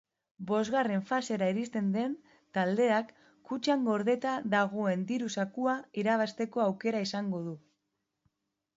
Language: Basque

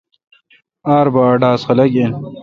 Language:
Kalkoti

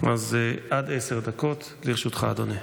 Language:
Hebrew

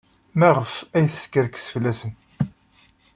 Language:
Kabyle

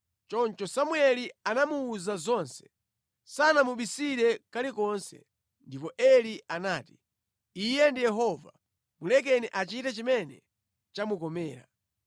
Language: Nyanja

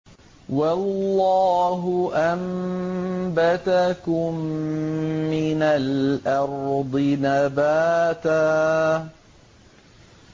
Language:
Arabic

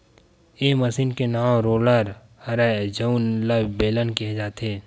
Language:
Chhattisgarhi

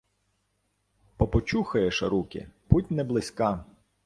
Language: Ukrainian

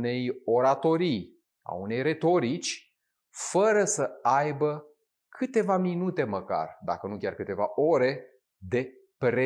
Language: Romanian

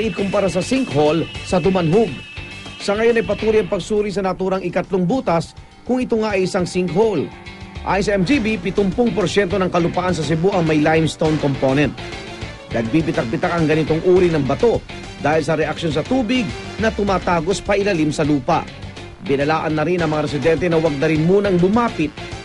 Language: Filipino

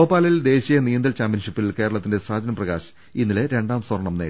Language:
Malayalam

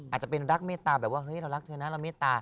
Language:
Thai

